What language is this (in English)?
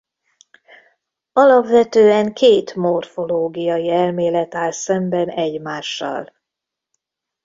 Hungarian